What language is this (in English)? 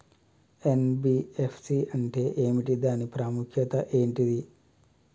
Telugu